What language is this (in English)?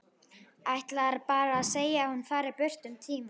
Icelandic